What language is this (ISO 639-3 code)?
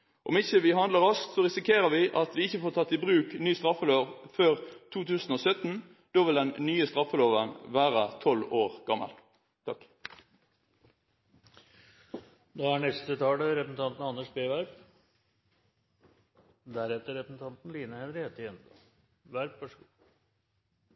nob